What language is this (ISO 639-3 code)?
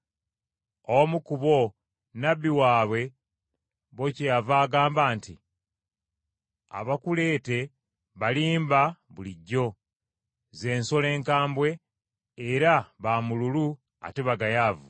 lug